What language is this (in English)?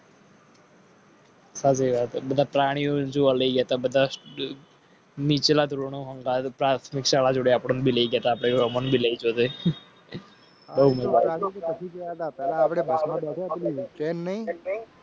Gujarati